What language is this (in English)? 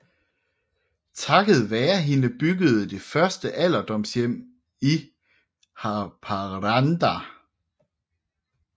Danish